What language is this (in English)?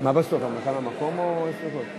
Hebrew